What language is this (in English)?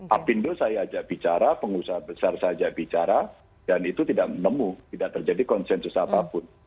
Indonesian